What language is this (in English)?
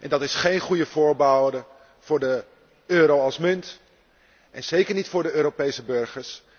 Dutch